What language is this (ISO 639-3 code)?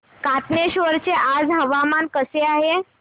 mar